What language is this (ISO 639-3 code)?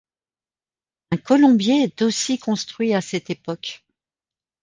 fra